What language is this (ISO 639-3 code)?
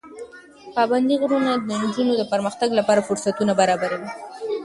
pus